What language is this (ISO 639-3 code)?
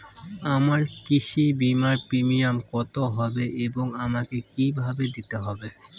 ben